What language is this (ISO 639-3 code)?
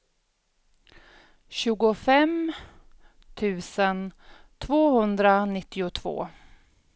swe